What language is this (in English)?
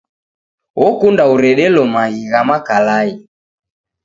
Taita